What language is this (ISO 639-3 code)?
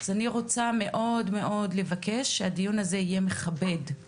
heb